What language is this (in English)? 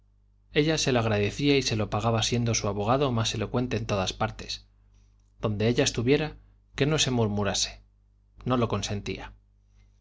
Spanish